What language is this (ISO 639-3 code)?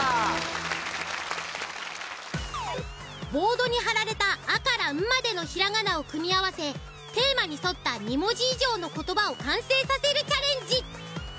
jpn